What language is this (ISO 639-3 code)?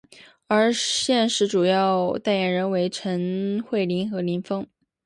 zho